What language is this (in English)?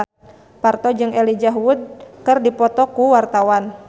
Sundanese